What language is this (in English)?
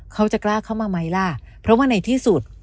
Thai